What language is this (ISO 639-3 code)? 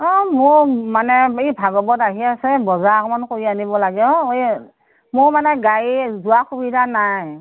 asm